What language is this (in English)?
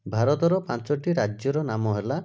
Odia